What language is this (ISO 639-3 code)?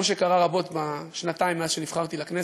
heb